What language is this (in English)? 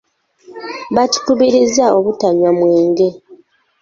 Ganda